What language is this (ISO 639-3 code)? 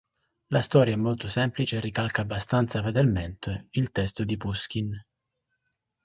ita